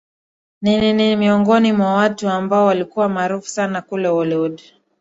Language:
Swahili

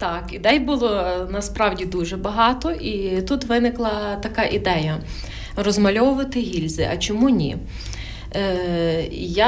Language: Ukrainian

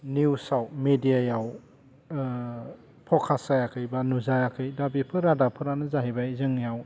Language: Bodo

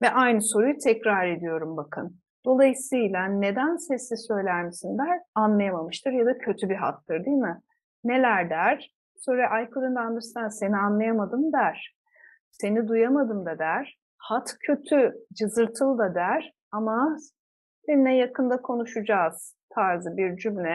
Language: Turkish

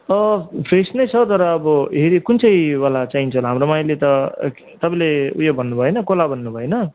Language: Nepali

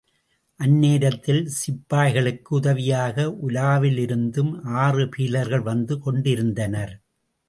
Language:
Tamil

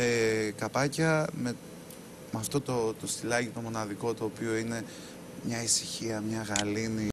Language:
Greek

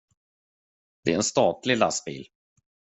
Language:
Swedish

